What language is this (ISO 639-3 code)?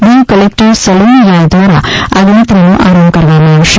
guj